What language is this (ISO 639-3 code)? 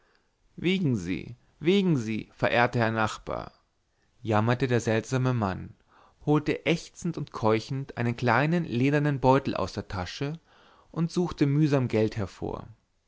deu